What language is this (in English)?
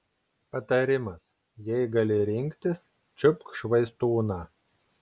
Lithuanian